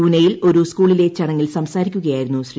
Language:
Malayalam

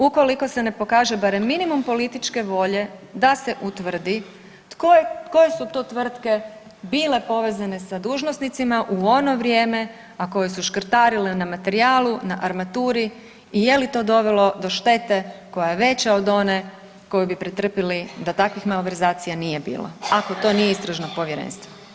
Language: Croatian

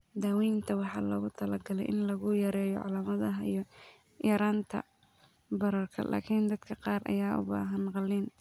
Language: Somali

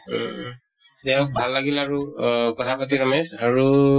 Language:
Assamese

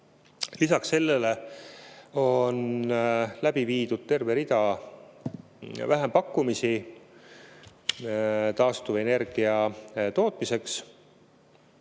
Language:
Estonian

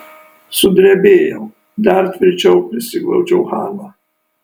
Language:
Lithuanian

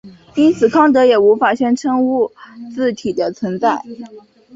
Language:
Chinese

